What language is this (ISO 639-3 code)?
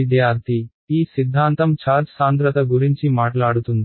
tel